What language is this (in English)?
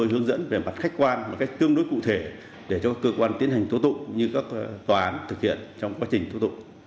Vietnamese